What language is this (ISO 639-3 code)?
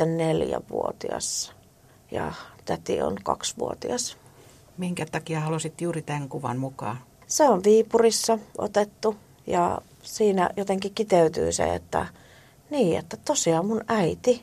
fin